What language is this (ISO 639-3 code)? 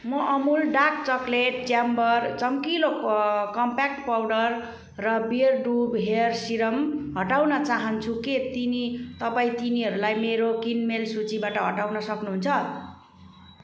nep